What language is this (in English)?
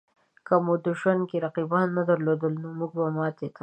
Pashto